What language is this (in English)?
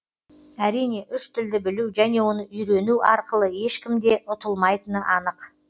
Kazakh